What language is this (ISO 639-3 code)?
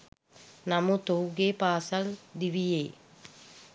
sin